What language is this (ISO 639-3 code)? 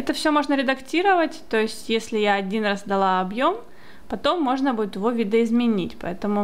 rus